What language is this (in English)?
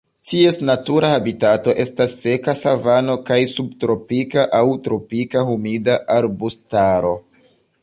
Esperanto